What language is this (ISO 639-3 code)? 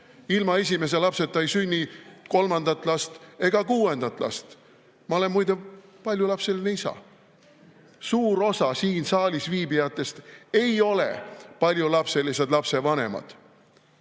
est